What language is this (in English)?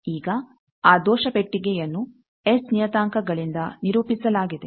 Kannada